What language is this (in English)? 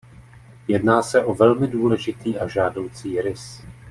Czech